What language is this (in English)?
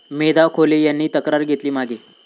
Marathi